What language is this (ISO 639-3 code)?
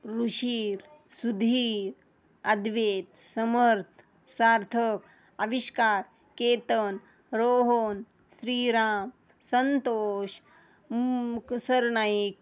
mar